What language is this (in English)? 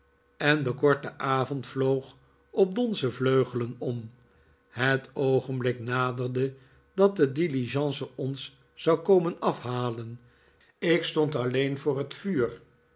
Dutch